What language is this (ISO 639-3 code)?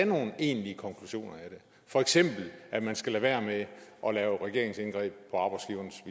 dan